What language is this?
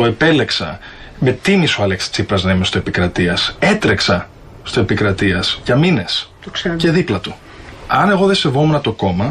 Greek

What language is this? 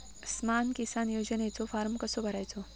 Marathi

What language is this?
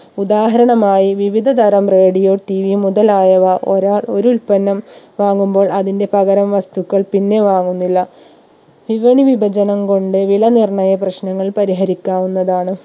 Malayalam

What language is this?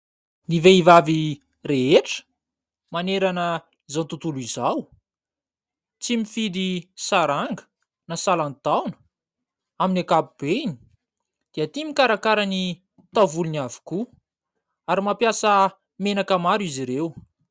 Malagasy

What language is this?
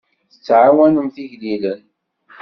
Kabyle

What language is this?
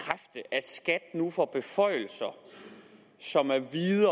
Danish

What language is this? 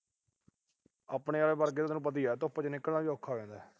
Punjabi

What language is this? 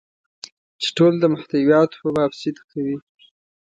Pashto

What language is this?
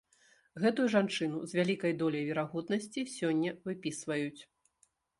Belarusian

